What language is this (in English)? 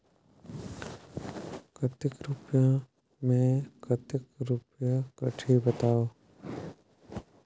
Chhattisgarhi